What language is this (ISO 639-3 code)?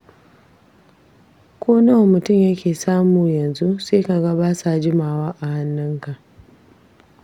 hau